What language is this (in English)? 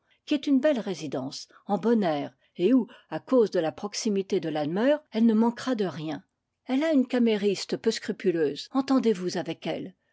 French